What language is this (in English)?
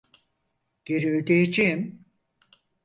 Turkish